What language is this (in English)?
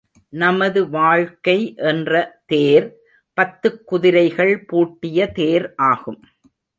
Tamil